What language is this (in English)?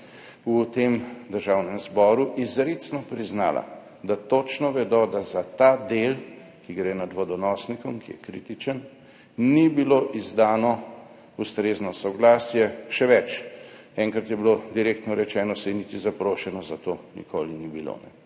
Slovenian